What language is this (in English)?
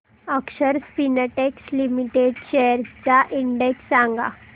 Marathi